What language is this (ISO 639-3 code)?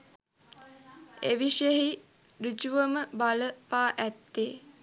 sin